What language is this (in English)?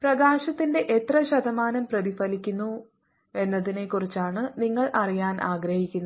Malayalam